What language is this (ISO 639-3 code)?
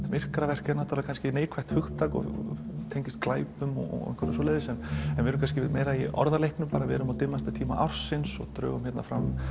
isl